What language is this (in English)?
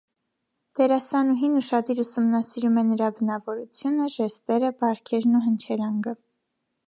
Armenian